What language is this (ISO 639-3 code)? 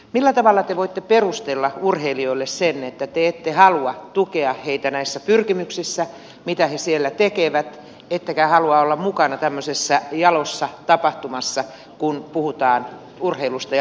fin